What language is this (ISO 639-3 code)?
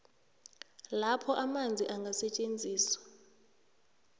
nbl